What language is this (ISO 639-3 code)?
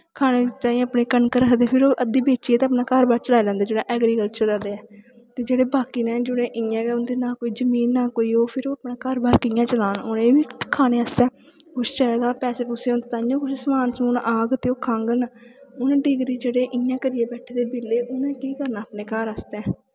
doi